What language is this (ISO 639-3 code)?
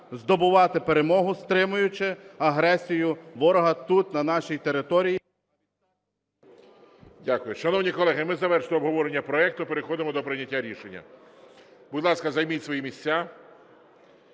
ukr